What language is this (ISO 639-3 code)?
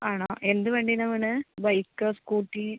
mal